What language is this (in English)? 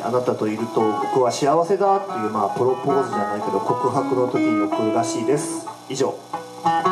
Japanese